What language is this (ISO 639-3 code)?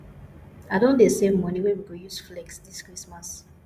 pcm